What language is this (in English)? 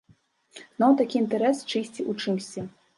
Belarusian